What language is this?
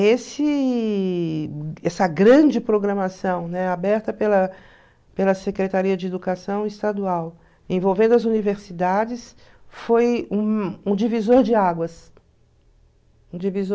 Portuguese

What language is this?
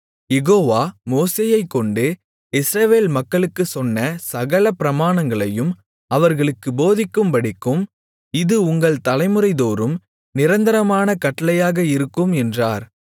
Tamil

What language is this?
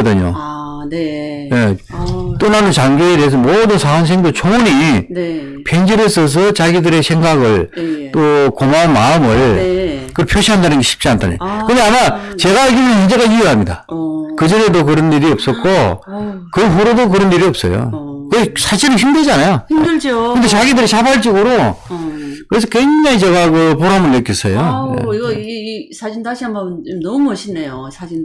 Korean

